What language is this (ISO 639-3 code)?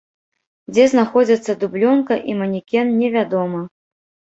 bel